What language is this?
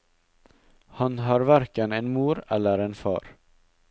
Norwegian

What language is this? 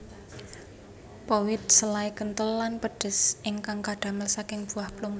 Javanese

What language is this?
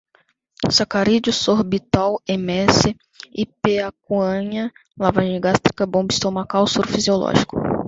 Portuguese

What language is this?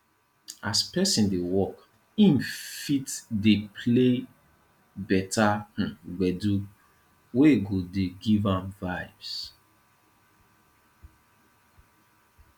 Nigerian Pidgin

